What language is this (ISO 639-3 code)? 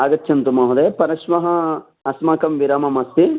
san